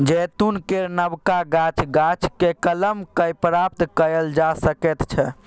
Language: Maithili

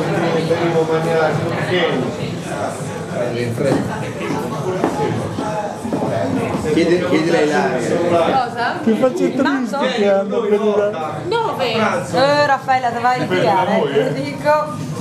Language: Italian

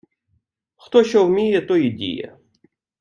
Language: Ukrainian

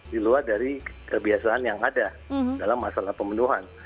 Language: Indonesian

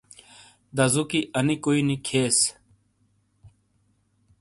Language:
Shina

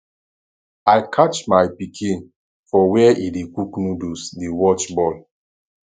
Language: Nigerian Pidgin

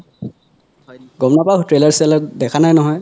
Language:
Assamese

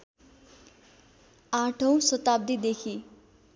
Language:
Nepali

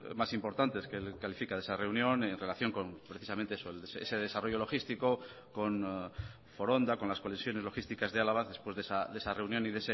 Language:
Spanish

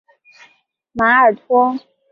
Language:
Chinese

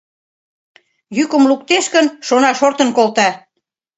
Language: Mari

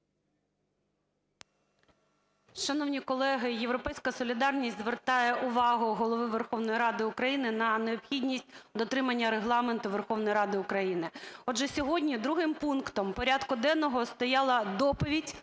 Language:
Ukrainian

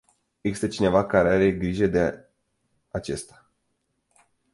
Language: Romanian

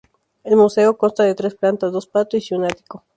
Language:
Spanish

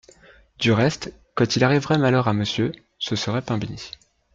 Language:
French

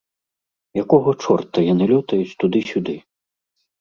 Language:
Belarusian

